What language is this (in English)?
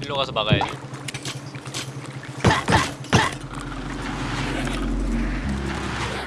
Korean